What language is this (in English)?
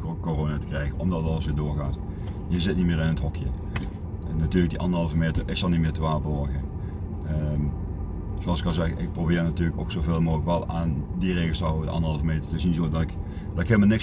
Dutch